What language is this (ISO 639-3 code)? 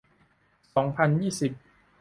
tha